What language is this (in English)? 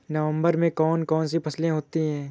Hindi